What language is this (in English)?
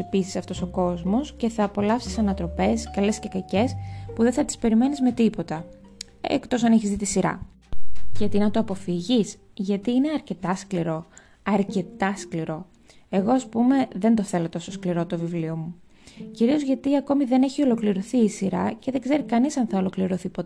Greek